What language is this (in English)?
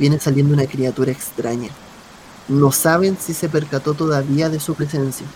Spanish